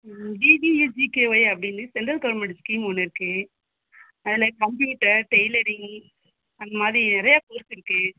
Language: Tamil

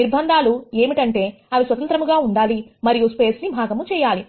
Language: Telugu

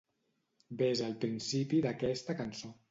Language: Catalan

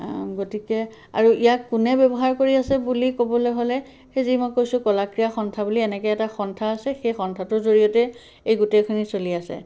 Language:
Assamese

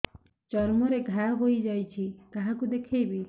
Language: Odia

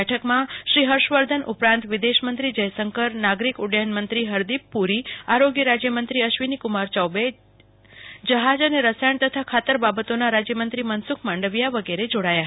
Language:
Gujarati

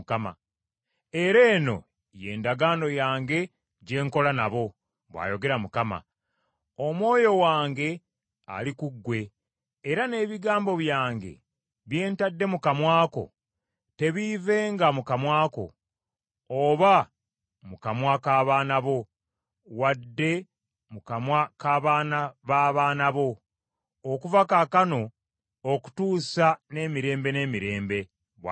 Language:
Ganda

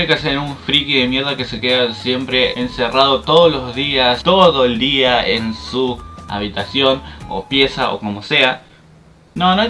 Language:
Spanish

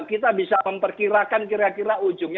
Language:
Indonesian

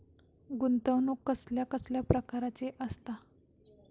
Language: Marathi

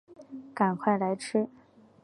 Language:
Chinese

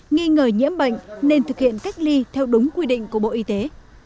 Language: Vietnamese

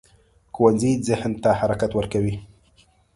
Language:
Pashto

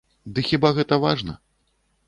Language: Belarusian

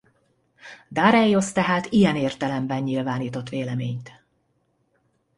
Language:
Hungarian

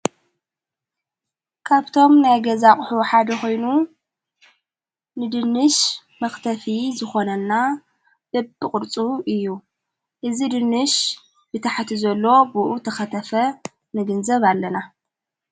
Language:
Tigrinya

